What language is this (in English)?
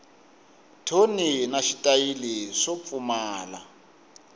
Tsonga